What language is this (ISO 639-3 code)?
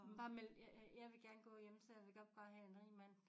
dan